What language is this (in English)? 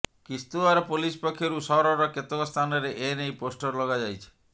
Odia